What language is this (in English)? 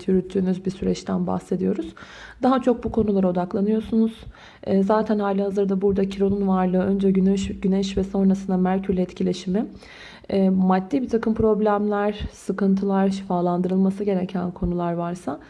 Turkish